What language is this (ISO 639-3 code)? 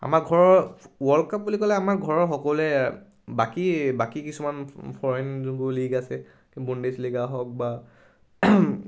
asm